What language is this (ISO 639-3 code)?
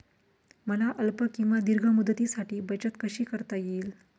mar